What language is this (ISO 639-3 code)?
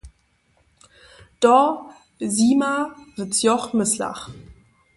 hsb